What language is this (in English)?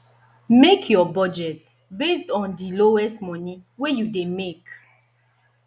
Nigerian Pidgin